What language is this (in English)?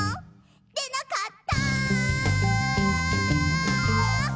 Japanese